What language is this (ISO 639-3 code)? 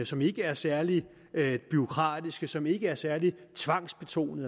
dan